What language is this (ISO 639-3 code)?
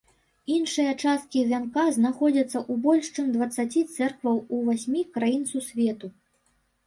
bel